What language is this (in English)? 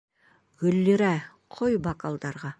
Bashkir